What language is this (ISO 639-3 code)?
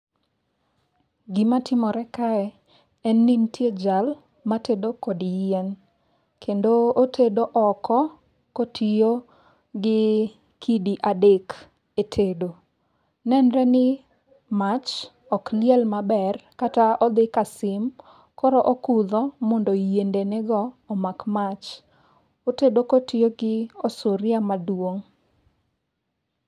luo